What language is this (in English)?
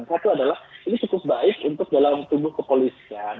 Indonesian